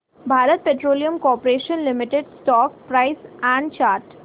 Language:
Marathi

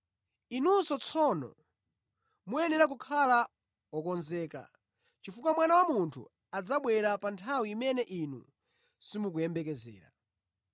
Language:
Nyanja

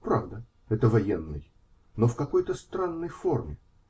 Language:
Russian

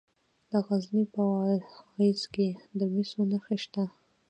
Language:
Pashto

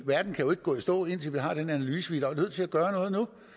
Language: Danish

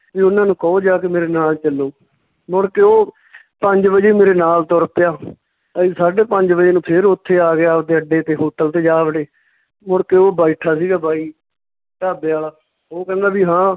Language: Punjabi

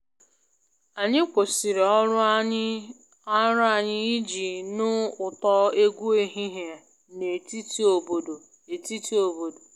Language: Igbo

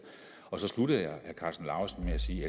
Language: Danish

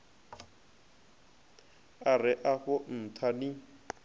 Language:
Venda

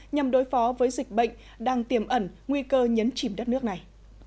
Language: Vietnamese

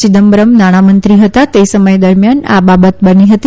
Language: Gujarati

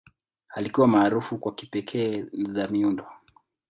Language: Swahili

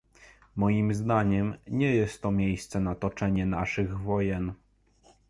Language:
Polish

